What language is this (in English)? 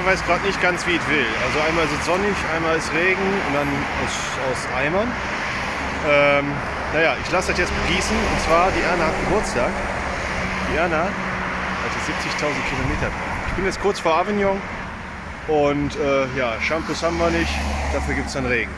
German